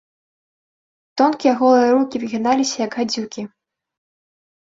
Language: Belarusian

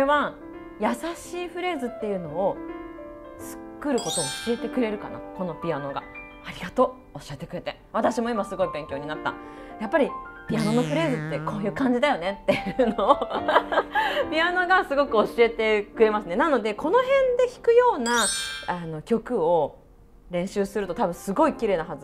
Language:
Japanese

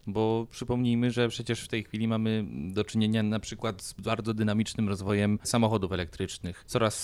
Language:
Polish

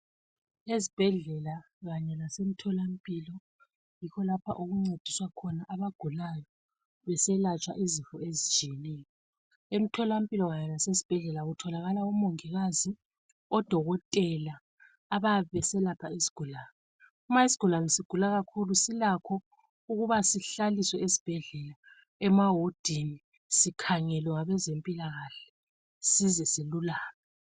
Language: North Ndebele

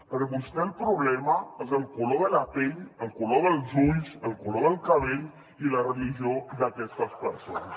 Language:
Catalan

